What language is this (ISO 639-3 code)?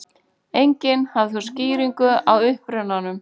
isl